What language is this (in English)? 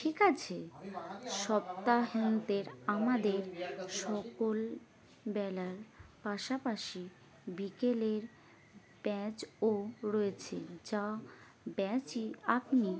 Bangla